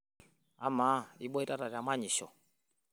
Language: Masai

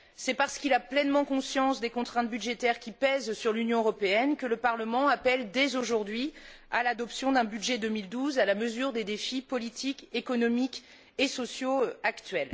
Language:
French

